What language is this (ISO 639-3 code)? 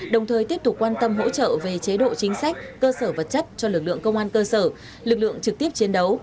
vie